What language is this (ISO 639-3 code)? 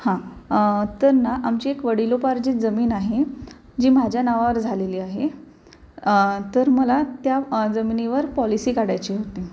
mar